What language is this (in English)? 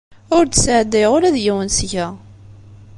Kabyle